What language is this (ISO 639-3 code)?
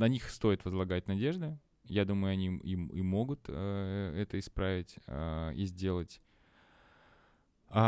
rus